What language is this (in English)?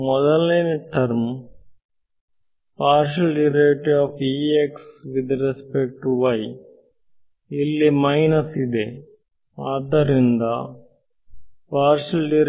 Kannada